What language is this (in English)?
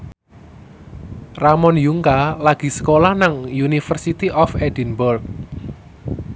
Javanese